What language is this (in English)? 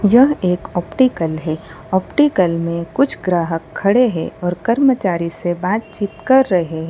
Hindi